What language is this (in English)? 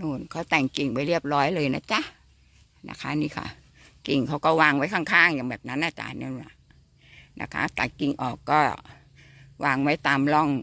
Thai